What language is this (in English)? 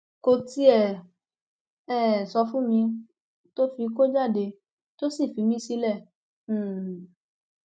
Yoruba